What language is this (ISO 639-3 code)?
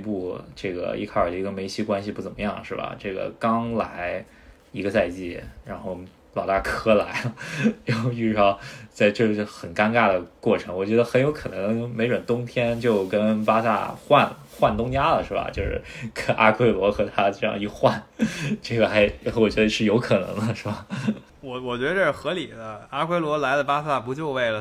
zho